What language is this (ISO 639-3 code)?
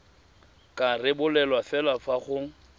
tsn